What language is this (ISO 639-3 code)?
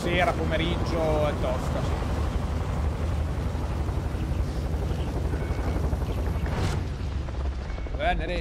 ita